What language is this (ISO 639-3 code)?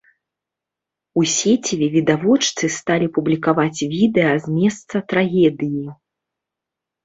bel